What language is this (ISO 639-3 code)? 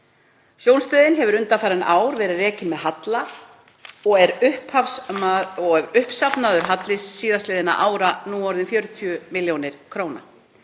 isl